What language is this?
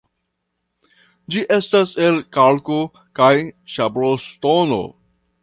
Esperanto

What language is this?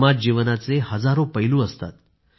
Marathi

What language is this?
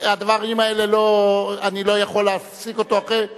Hebrew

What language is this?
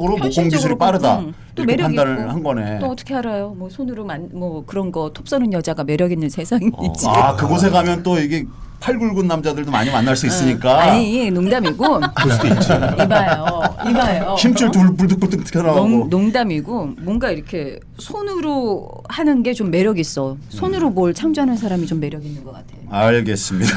Korean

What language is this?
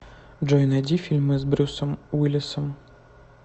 Russian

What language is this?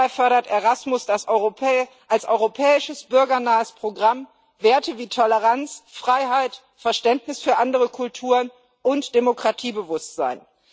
German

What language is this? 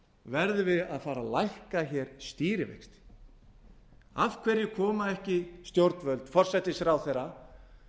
Icelandic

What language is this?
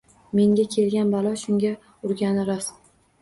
Uzbek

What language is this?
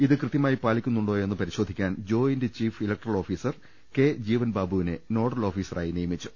Malayalam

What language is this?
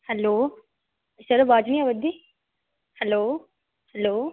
Dogri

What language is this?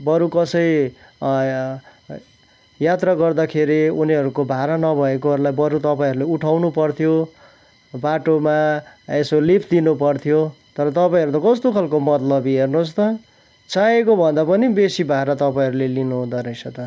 Nepali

